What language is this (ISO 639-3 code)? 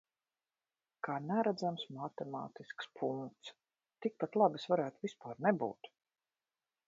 lav